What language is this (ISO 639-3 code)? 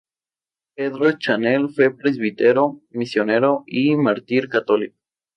spa